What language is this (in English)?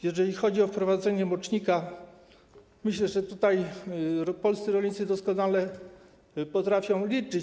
Polish